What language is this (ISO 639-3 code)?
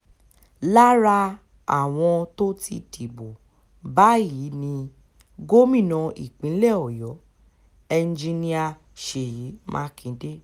yor